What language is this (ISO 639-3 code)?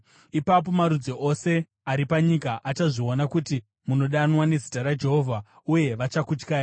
sna